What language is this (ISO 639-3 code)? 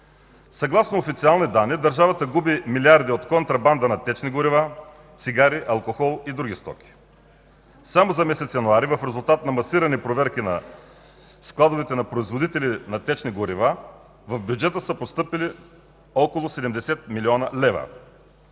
bul